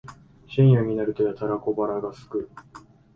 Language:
Japanese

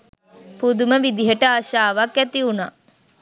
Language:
Sinhala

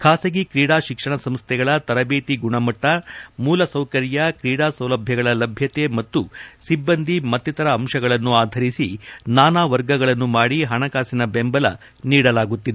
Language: Kannada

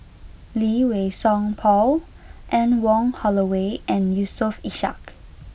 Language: English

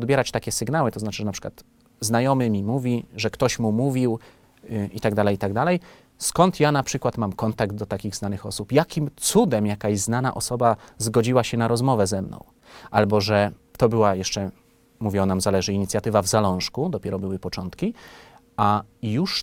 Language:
Polish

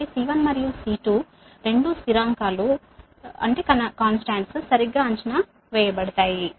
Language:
Telugu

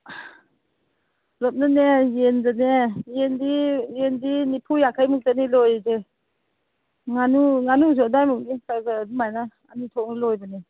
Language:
Manipuri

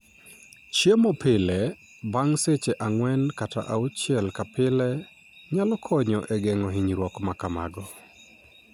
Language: Luo (Kenya and Tanzania)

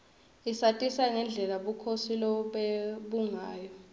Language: Swati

